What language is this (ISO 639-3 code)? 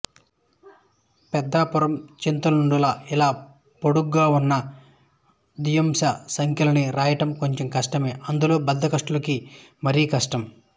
tel